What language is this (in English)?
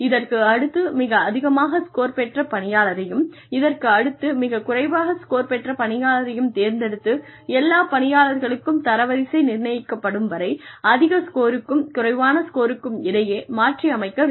Tamil